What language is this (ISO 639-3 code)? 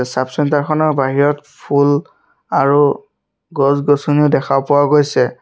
asm